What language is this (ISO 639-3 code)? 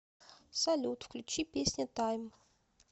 rus